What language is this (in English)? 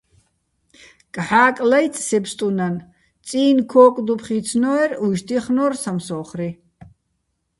Bats